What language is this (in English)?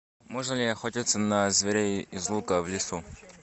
Russian